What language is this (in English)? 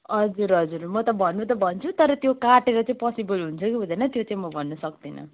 Nepali